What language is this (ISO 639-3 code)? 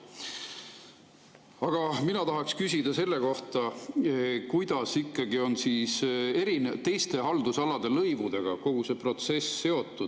est